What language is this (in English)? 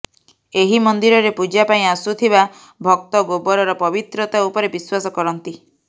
Odia